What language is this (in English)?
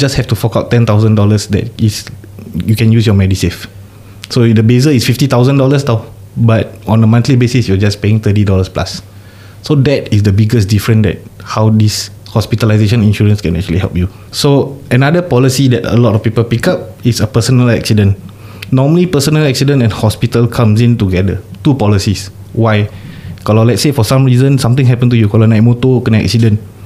Malay